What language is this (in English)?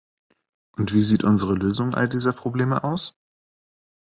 German